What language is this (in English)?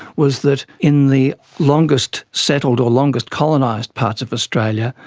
English